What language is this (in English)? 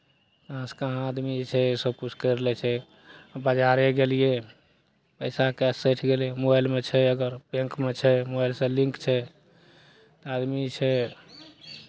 Maithili